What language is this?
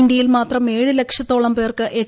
Malayalam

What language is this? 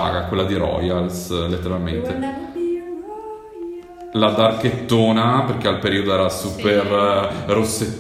Italian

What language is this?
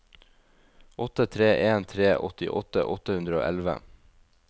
Norwegian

